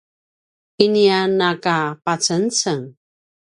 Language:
Paiwan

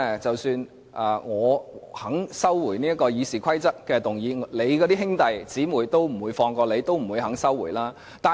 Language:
Cantonese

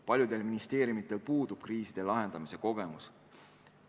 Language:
Estonian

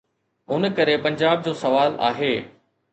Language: Sindhi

